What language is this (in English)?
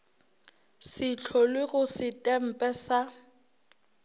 Northern Sotho